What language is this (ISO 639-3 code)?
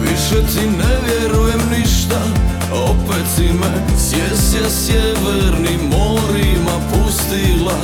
hrv